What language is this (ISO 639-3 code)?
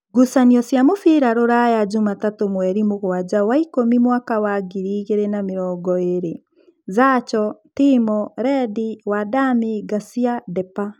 kik